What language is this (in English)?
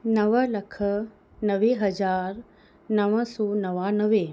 Sindhi